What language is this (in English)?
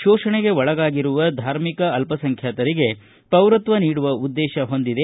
Kannada